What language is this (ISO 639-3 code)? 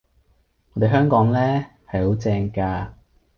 yue